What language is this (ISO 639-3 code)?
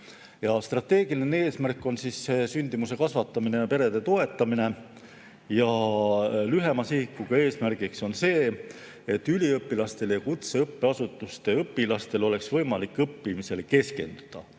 est